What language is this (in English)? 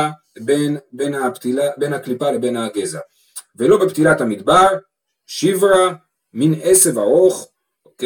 Hebrew